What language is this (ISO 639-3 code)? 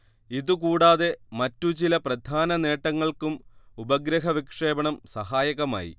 mal